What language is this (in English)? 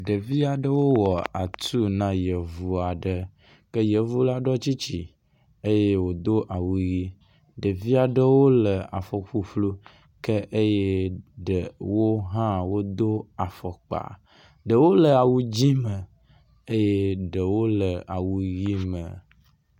Ewe